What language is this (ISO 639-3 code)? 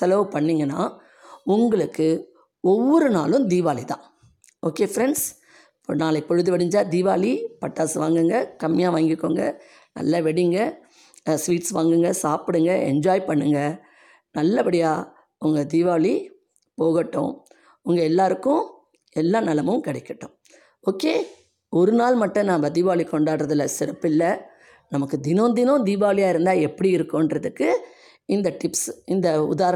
tam